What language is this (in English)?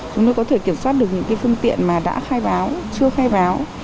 Vietnamese